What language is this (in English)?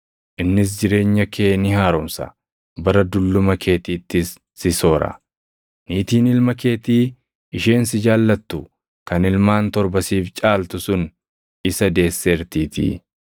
Oromo